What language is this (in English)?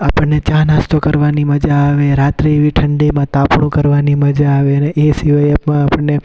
Gujarati